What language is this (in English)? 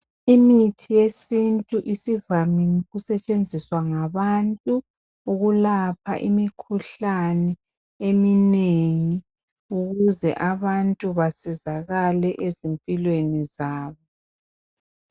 North Ndebele